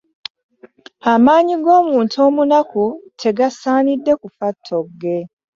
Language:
Ganda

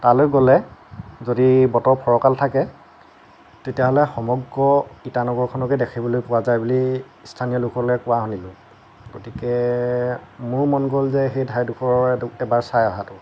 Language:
Assamese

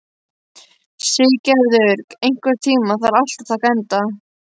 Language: Icelandic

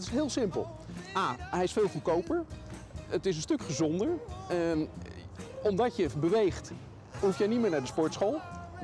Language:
Dutch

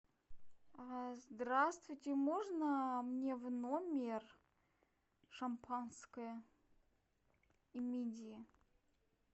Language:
Russian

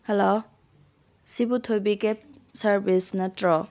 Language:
Manipuri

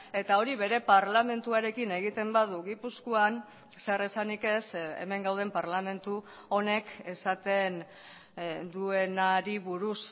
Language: Basque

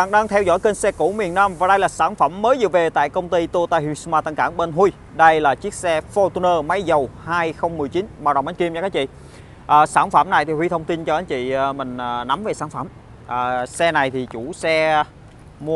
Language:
Vietnamese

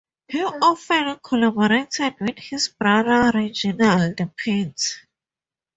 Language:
English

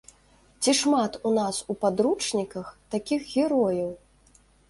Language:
Belarusian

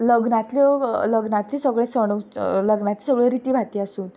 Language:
Konkani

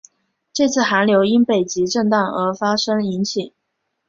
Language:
Chinese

